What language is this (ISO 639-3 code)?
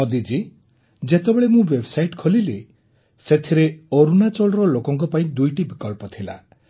ori